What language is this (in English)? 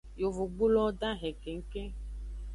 Aja (Benin)